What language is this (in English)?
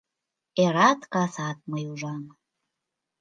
Mari